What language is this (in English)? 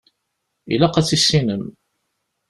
Kabyle